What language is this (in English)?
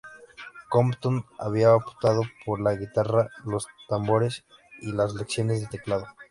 Spanish